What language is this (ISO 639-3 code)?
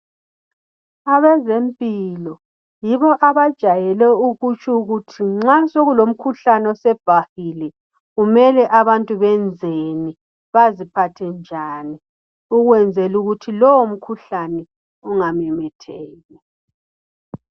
nde